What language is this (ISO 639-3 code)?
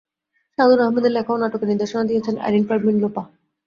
ben